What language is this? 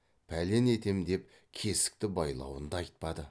Kazakh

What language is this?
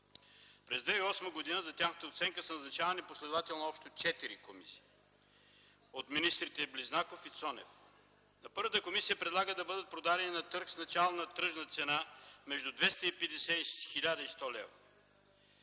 Bulgarian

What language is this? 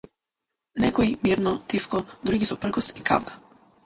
Macedonian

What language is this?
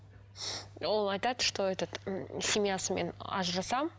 Kazakh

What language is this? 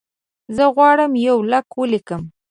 Pashto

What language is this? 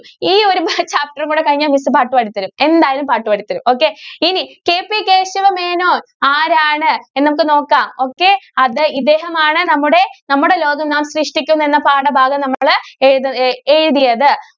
Malayalam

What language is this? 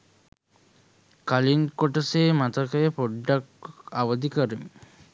Sinhala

